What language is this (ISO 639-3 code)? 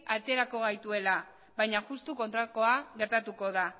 eus